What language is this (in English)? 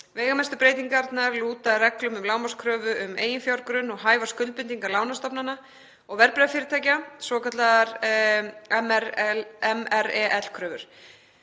Icelandic